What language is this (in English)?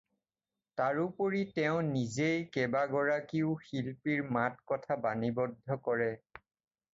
Assamese